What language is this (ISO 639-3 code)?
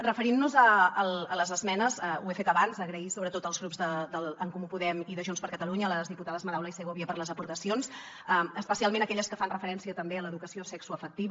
cat